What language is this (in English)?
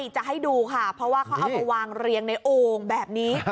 Thai